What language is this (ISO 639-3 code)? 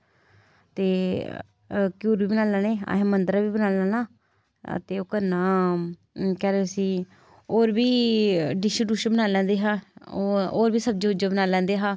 doi